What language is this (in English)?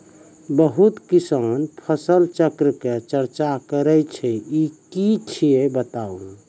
Maithili